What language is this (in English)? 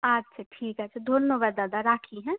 Bangla